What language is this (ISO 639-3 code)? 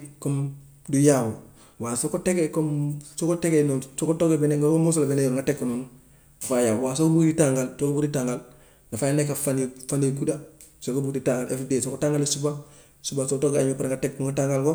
wof